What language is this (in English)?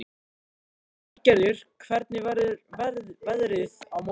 Icelandic